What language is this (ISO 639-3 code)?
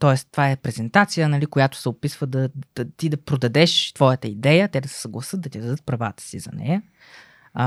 bul